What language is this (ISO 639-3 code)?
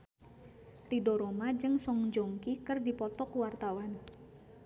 sun